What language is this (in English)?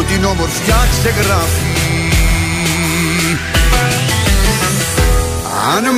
Greek